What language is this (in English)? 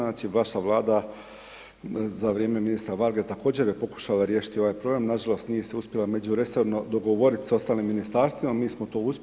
Croatian